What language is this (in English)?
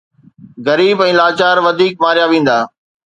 Sindhi